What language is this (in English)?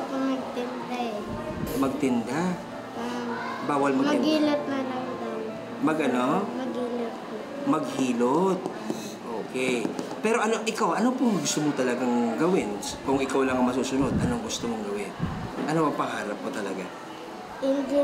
Filipino